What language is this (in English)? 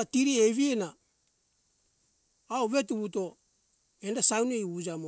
Hunjara-Kaina Ke